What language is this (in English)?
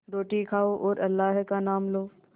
Hindi